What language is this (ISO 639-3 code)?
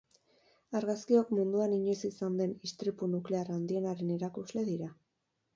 eus